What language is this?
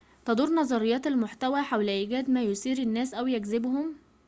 Arabic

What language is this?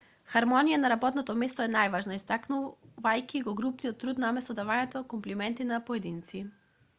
Macedonian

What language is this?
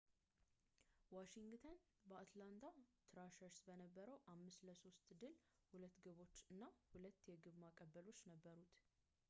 Amharic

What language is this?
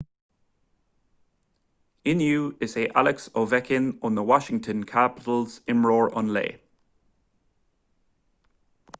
Irish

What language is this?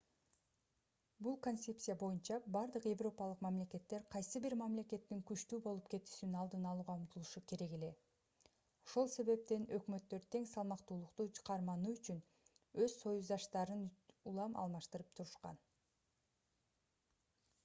Kyrgyz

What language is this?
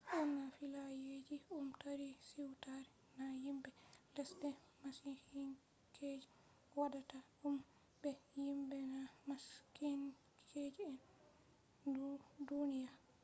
Fula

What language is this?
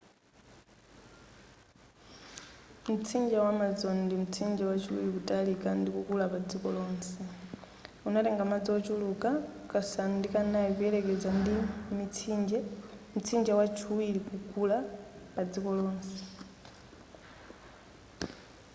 Nyanja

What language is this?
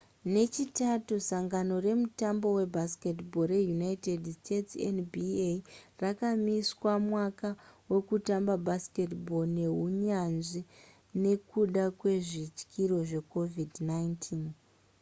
Shona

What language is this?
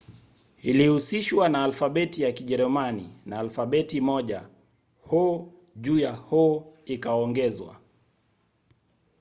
Swahili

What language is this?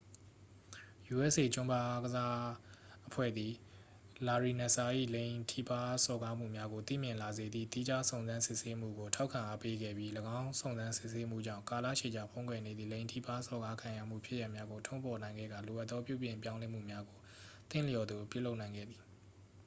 Burmese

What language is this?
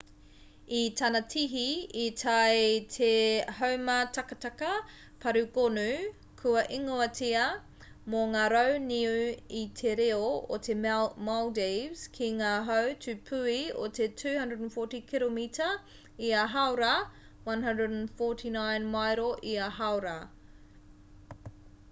Māori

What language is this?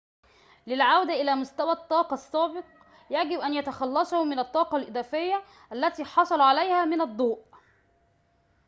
Arabic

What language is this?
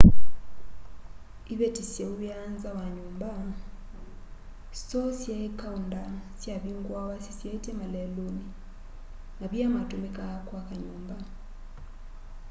Kamba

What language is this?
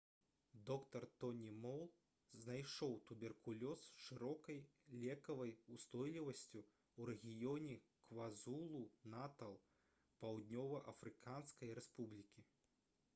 Belarusian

